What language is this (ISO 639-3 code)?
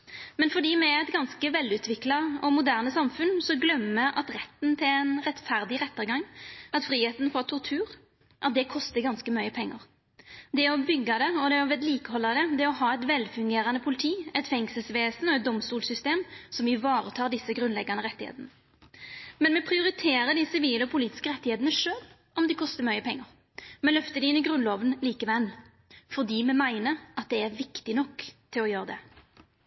nno